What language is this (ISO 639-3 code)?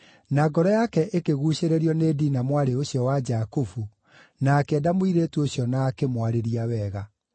kik